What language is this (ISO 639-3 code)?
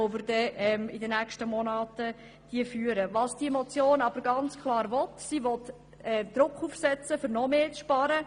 gsw